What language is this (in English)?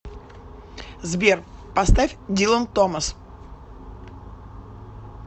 Russian